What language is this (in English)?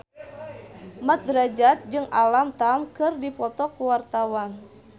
Sundanese